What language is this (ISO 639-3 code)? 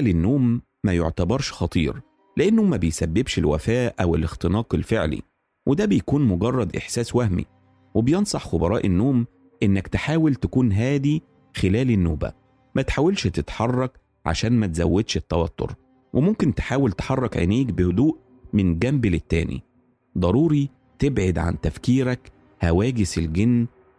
ara